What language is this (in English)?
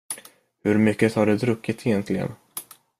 Swedish